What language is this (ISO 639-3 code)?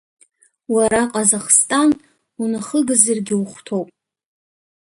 abk